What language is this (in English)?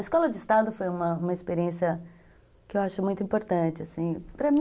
Portuguese